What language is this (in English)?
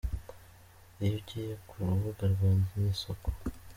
Kinyarwanda